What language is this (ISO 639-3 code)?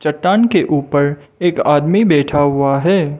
hin